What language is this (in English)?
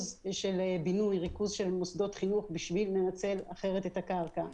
Hebrew